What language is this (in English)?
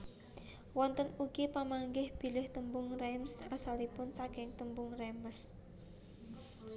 Javanese